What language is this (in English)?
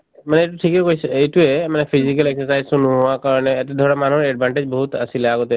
Assamese